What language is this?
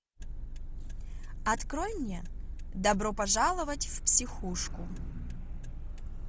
Russian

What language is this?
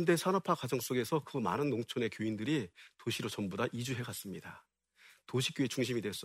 Korean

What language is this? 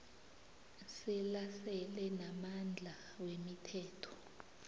South Ndebele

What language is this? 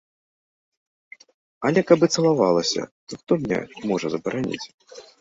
Belarusian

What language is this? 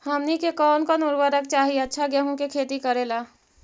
Magahi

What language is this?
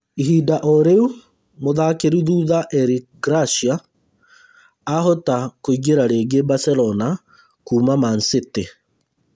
Kikuyu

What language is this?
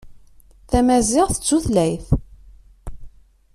Kabyle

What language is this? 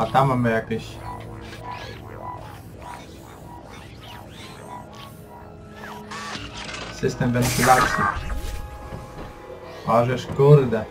Polish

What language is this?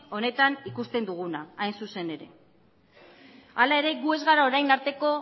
Basque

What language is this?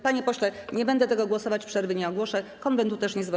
Polish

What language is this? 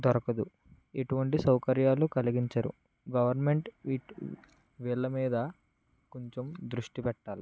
Telugu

